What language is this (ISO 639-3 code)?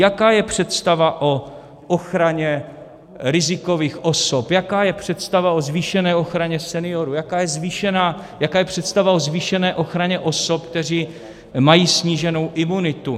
ces